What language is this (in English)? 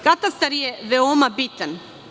Serbian